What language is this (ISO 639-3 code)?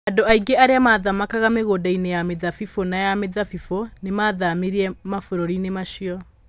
kik